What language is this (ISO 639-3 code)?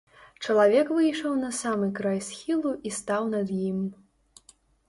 bel